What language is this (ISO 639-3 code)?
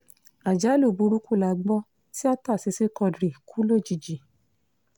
yor